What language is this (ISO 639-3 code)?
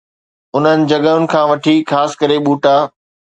snd